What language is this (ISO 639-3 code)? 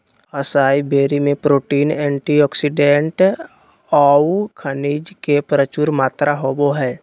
mag